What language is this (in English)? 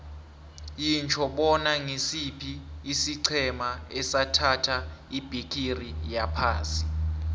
South Ndebele